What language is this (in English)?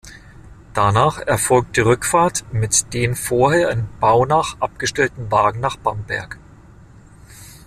German